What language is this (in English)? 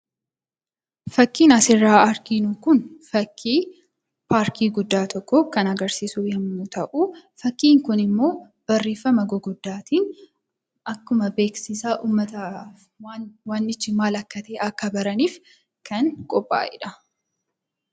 Oromo